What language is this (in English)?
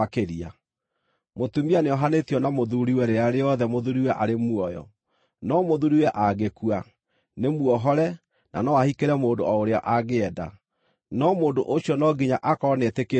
Kikuyu